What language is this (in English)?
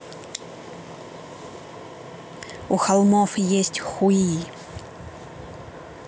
Russian